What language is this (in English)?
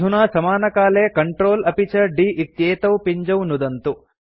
Sanskrit